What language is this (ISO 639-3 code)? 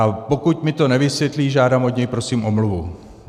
ces